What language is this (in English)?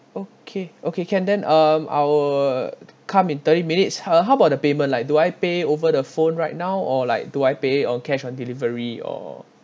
English